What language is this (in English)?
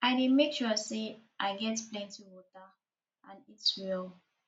Nigerian Pidgin